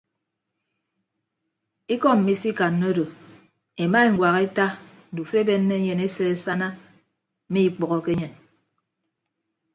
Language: Ibibio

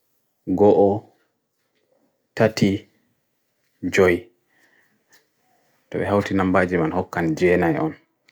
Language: Bagirmi Fulfulde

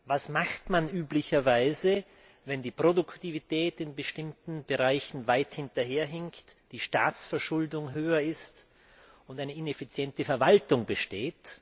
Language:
German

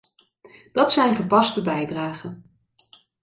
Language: Dutch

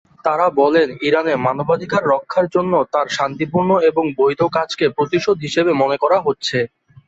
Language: Bangla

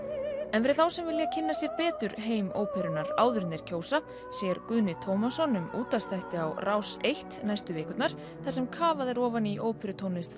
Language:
Icelandic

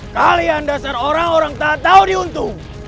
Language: Indonesian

